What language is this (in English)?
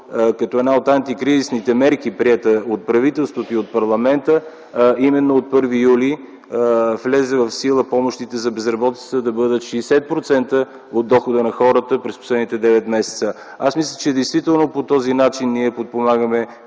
Bulgarian